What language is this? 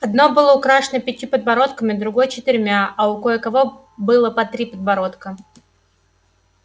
Russian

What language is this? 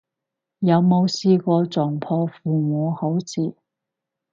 Cantonese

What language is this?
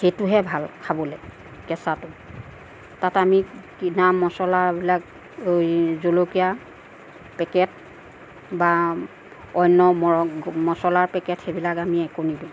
Assamese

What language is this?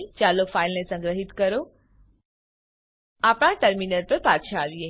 Gujarati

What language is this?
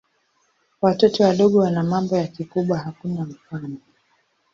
Swahili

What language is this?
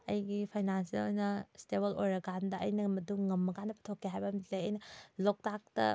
Manipuri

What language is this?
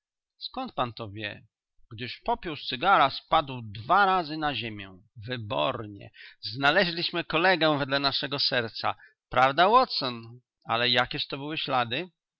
Polish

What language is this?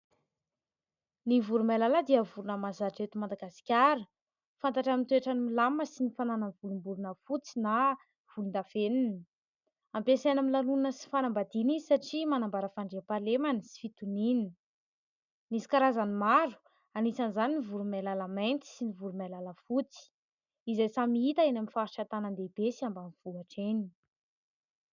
Malagasy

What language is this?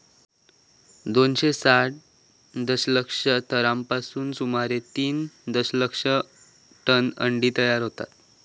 Marathi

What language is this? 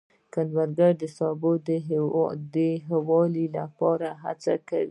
Pashto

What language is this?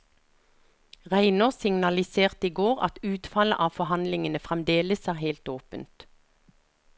Norwegian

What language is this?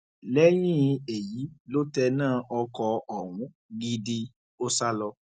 Yoruba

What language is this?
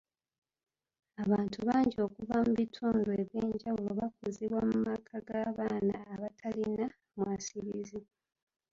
Ganda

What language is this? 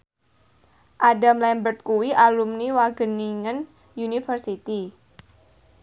Javanese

